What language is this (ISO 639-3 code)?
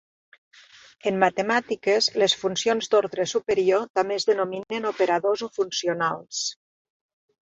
cat